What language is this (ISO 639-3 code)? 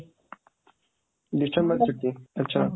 ori